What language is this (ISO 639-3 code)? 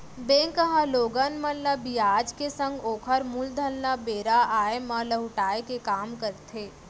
hne